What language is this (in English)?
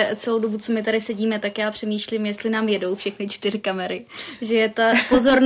Czech